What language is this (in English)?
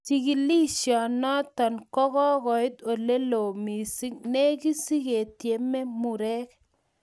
Kalenjin